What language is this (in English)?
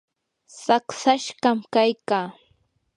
Yanahuanca Pasco Quechua